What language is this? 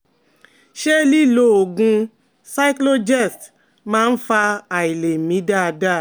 Yoruba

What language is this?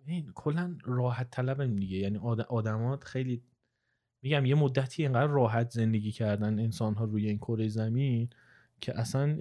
Persian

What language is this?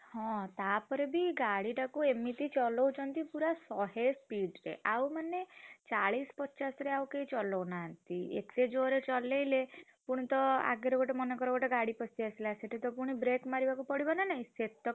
Odia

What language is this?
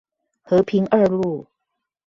Chinese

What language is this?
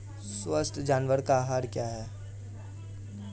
Hindi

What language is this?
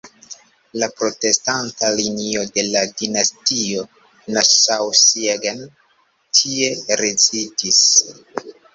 Esperanto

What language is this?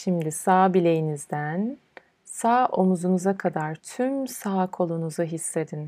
Turkish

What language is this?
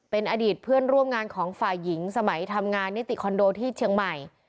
Thai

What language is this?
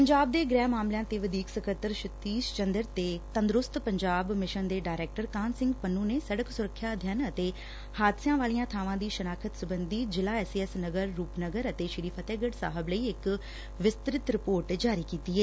Punjabi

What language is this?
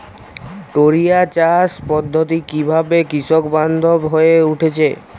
Bangla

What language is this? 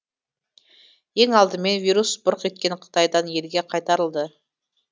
Kazakh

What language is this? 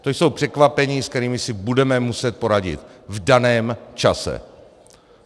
Czech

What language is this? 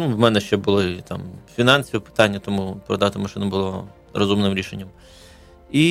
Ukrainian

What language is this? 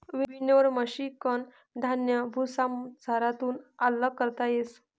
Marathi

